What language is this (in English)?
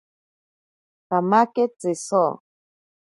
Ashéninka Perené